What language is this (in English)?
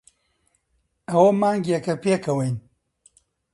Central Kurdish